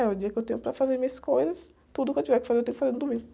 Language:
Portuguese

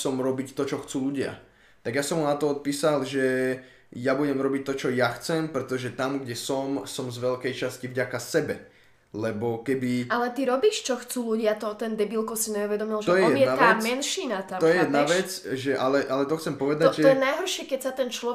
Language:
Slovak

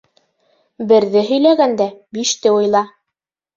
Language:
Bashkir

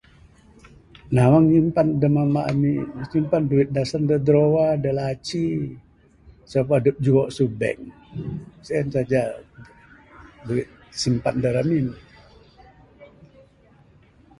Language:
Bukar-Sadung Bidayuh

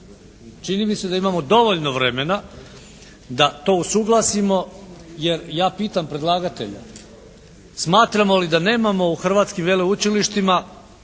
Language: Croatian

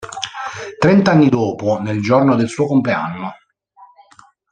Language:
Italian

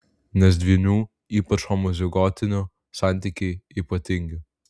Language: Lithuanian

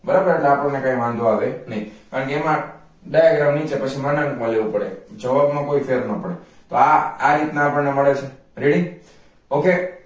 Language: Gujarati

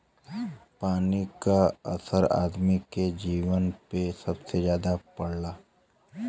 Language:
Bhojpuri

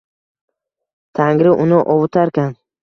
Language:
Uzbek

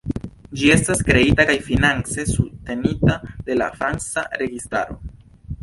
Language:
Esperanto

